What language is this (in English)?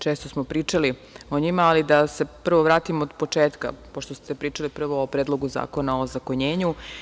Serbian